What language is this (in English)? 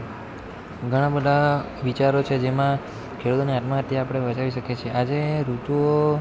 Gujarati